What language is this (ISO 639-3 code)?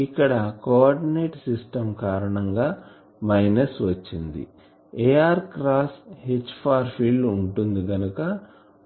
tel